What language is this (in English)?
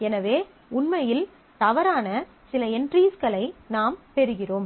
Tamil